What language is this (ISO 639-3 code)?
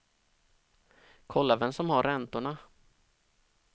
swe